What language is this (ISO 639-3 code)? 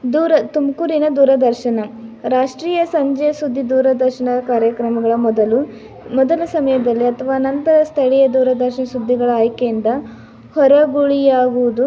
kan